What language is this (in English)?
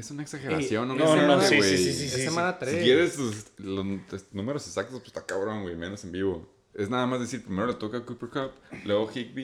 Spanish